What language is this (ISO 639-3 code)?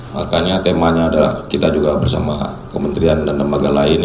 ind